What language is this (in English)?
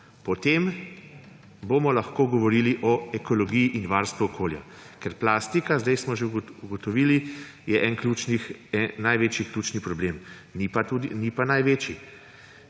Slovenian